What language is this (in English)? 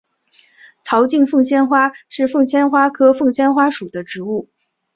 Chinese